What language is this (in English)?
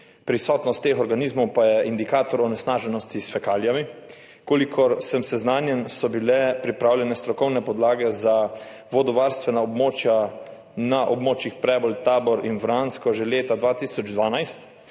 Slovenian